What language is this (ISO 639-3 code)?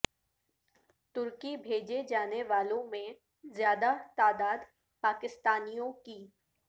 urd